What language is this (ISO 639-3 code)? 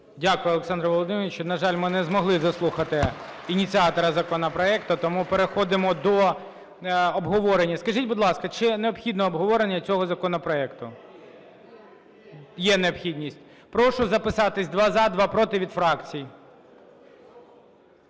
ukr